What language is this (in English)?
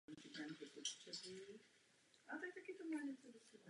Czech